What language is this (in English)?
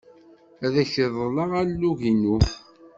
Kabyle